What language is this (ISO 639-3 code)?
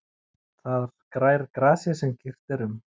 isl